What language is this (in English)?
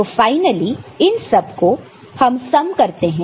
Hindi